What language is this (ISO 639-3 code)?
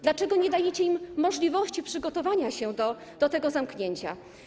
pol